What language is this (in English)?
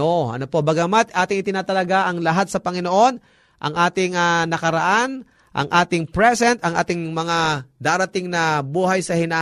Filipino